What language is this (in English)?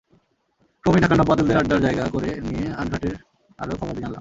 Bangla